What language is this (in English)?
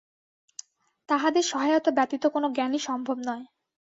Bangla